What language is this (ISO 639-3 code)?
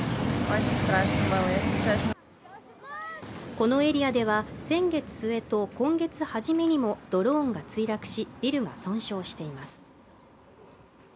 jpn